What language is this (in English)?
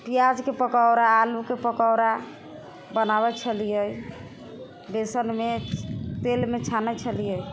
Maithili